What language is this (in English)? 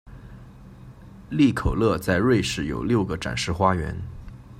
Chinese